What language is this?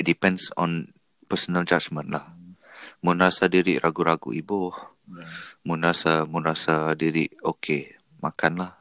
Malay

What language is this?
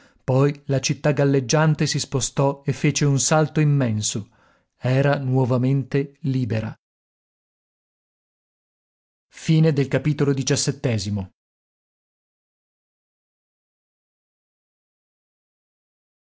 Italian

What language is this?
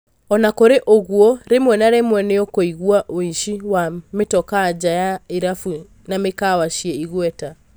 Kikuyu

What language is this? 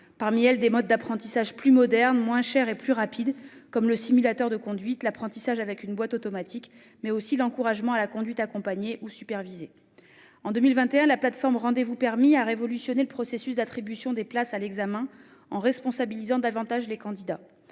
French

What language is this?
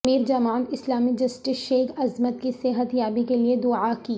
Urdu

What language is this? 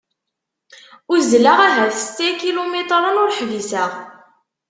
Kabyle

